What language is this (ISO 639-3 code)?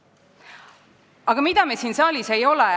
est